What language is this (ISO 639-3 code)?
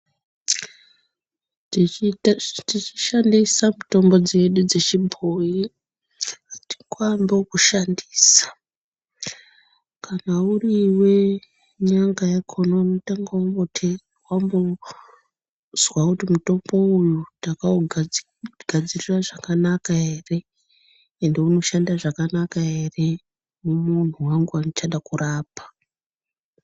ndc